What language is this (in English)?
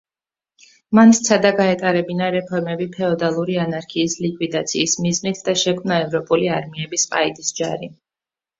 Georgian